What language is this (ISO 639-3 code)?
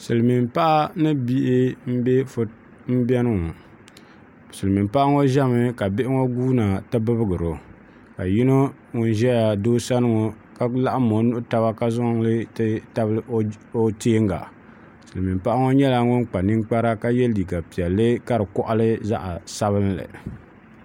dag